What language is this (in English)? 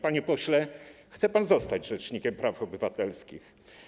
Polish